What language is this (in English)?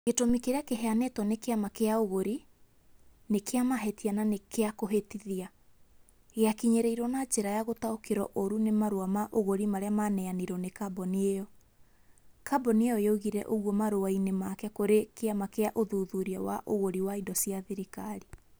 Kikuyu